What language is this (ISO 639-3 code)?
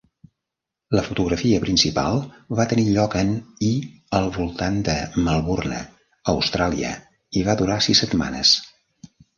cat